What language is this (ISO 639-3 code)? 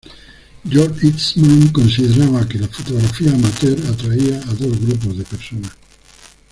spa